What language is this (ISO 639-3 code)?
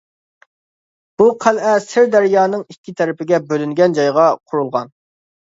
uig